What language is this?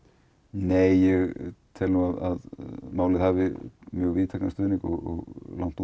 Icelandic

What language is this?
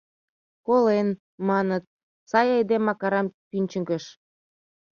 Mari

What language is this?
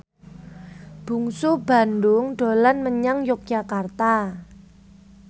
Javanese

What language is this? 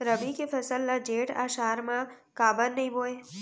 Chhattisgarhi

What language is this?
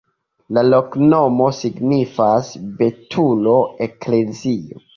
Esperanto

